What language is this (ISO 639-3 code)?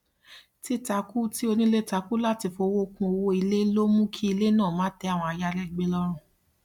yor